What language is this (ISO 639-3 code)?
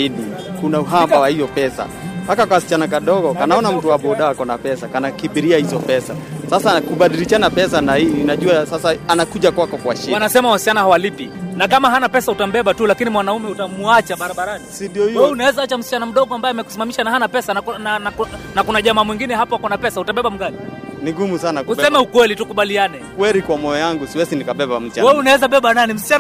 swa